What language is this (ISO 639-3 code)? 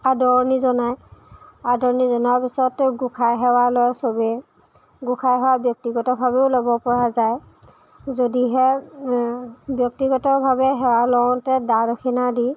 asm